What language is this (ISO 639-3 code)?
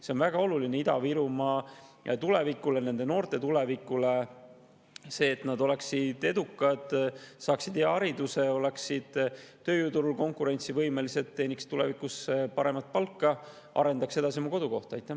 est